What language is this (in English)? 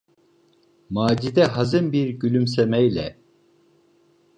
Turkish